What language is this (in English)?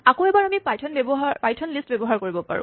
Assamese